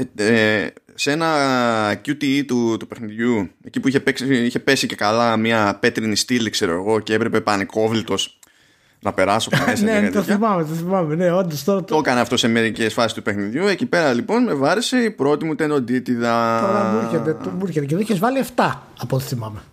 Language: Greek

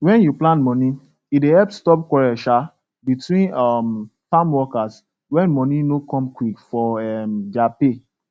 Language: Nigerian Pidgin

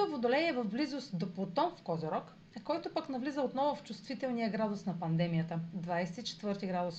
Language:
Bulgarian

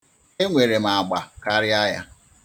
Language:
Igbo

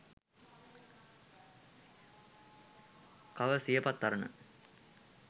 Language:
Sinhala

